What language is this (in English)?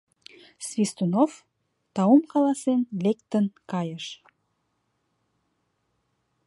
Mari